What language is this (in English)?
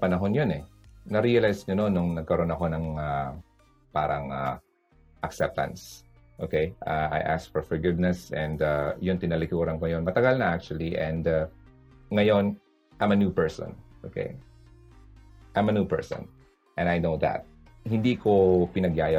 Filipino